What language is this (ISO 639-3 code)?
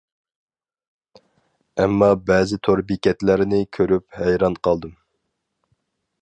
uig